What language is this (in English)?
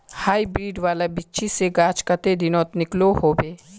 Magahi